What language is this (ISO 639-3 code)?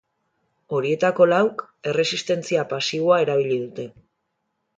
eus